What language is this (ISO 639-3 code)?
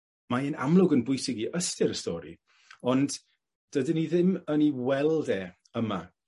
cym